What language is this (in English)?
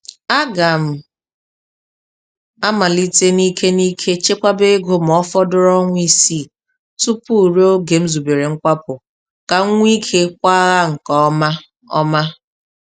Igbo